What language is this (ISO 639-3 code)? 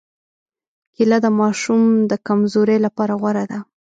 pus